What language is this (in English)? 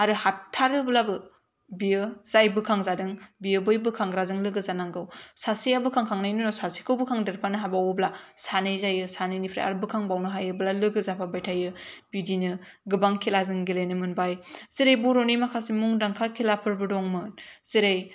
Bodo